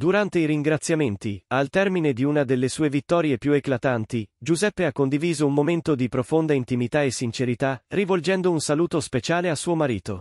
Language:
Italian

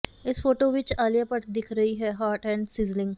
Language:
Punjabi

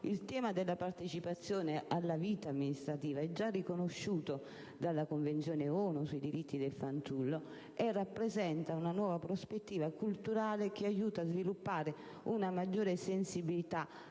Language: Italian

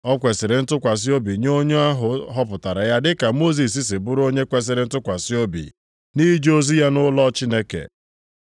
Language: Igbo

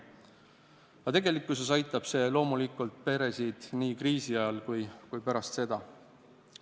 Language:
Estonian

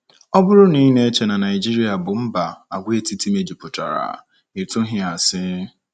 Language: Igbo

